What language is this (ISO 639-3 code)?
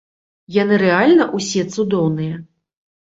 bel